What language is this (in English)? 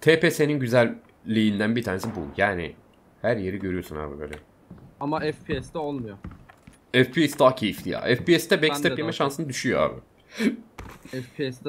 Turkish